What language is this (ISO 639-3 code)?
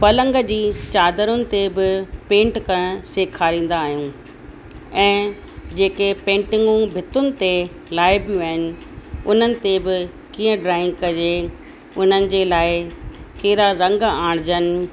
snd